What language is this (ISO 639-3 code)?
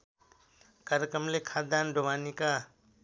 nep